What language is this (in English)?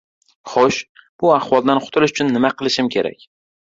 Uzbek